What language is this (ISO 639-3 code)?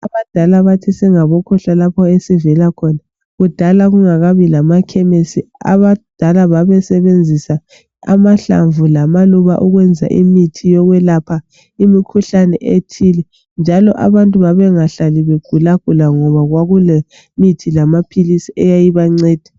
nde